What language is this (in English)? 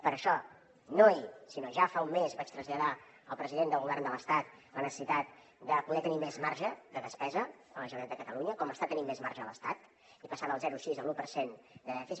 Catalan